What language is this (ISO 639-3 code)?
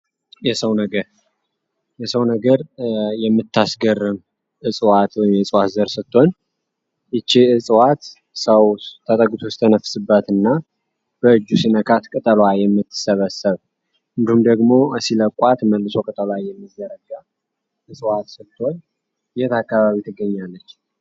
amh